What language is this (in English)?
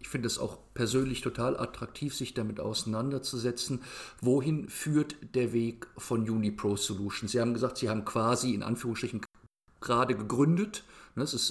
German